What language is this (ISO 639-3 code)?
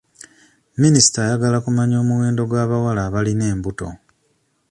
lug